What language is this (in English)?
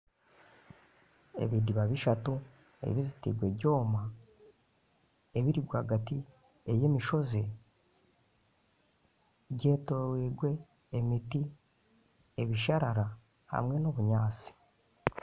Nyankole